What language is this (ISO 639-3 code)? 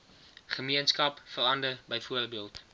afr